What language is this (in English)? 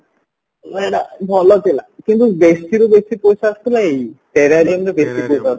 Odia